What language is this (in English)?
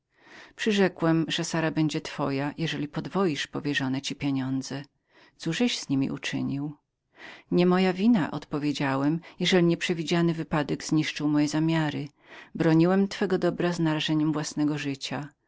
Polish